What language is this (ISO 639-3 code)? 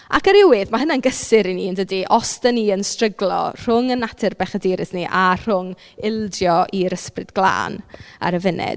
cym